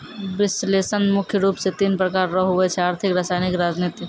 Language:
Maithili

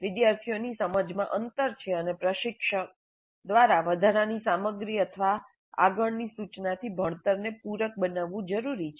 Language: Gujarati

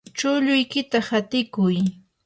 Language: Yanahuanca Pasco Quechua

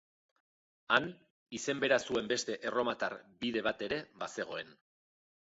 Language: Basque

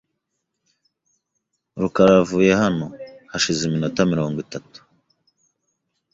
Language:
Kinyarwanda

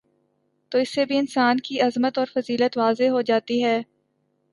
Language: Urdu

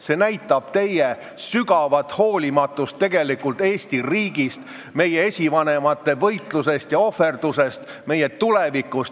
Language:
Estonian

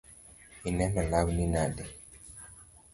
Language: Luo (Kenya and Tanzania)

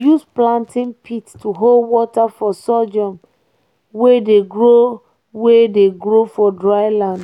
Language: Nigerian Pidgin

